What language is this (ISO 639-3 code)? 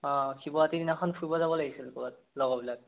asm